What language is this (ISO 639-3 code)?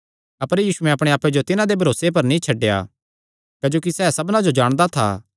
xnr